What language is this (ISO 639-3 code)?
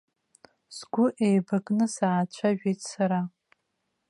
abk